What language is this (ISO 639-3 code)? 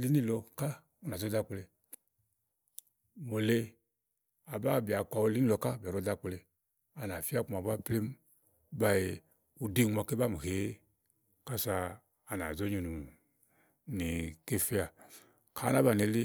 ahl